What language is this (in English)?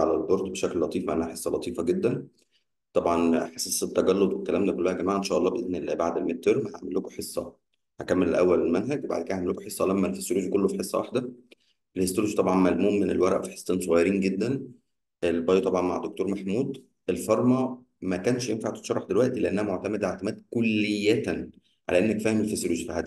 Arabic